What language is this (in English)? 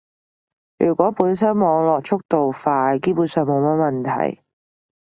Cantonese